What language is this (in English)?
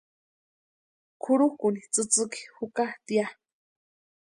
Western Highland Purepecha